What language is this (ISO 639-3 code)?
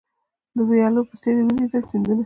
pus